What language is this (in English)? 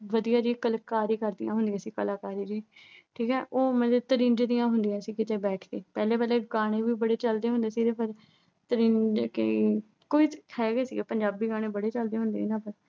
Punjabi